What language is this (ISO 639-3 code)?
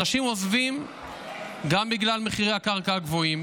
heb